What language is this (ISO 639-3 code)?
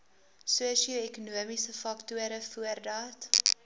afr